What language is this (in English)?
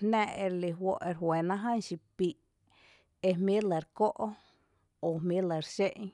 Tepinapa Chinantec